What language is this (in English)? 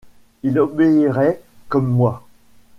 French